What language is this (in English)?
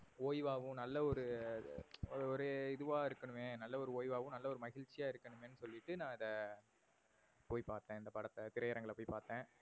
Tamil